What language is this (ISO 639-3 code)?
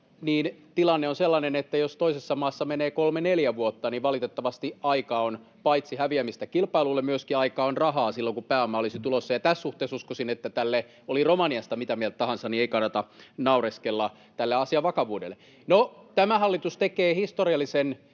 fin